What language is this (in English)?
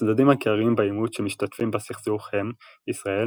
Hebrew